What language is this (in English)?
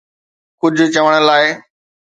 Sindhi